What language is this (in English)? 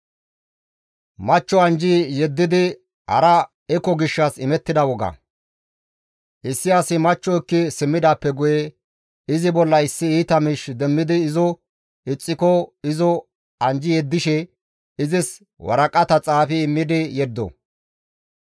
Gamo